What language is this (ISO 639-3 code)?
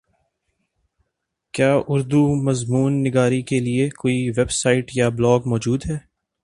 urd